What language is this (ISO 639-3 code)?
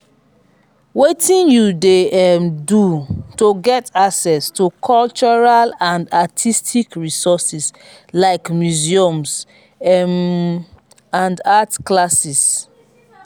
pcm